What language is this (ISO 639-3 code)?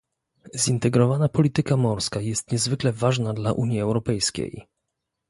pol